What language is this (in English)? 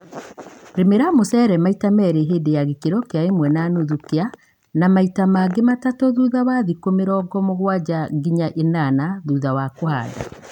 Kikuyu